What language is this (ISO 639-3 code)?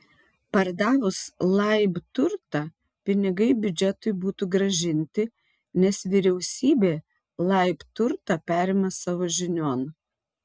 lit